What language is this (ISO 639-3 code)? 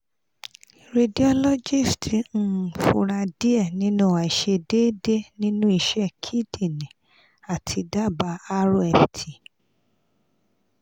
yor